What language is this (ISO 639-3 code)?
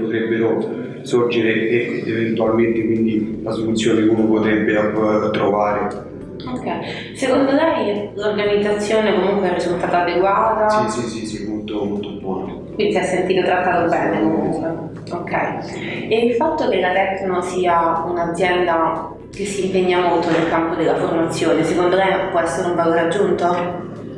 ita